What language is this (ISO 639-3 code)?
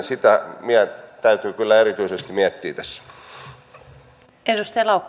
fin